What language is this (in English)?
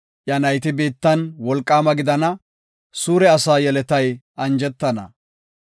Gofa